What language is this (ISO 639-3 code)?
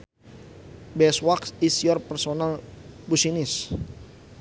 sun